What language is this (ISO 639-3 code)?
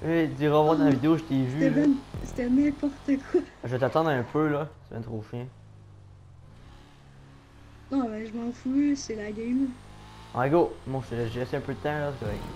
fra